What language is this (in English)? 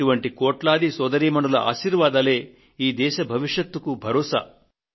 Telugu